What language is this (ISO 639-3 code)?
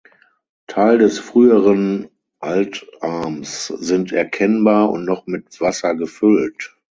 deu